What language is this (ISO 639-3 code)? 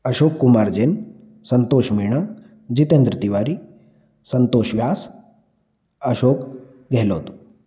hin